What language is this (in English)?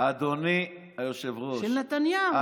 Hebrew